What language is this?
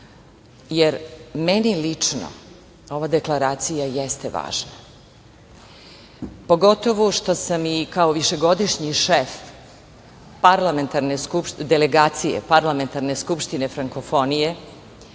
Serbian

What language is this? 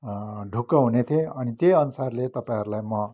Nepali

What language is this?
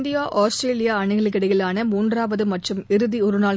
Tamil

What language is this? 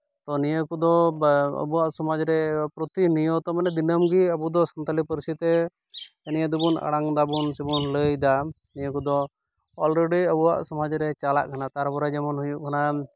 Santali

